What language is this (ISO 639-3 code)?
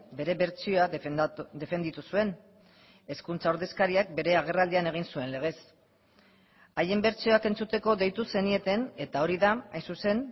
eus